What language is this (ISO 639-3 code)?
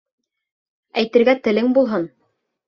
bak